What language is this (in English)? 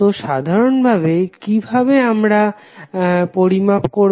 Bangla